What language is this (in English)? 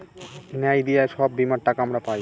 Bangla